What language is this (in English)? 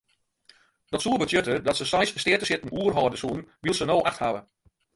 Western Frisian